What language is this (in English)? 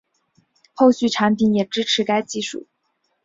Chinese